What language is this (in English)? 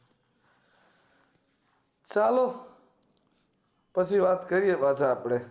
Gujarati